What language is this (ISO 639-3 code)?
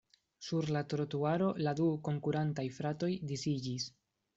epo